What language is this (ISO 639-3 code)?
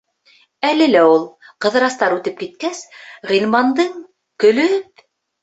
bak